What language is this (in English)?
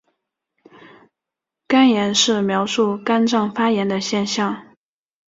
Chinese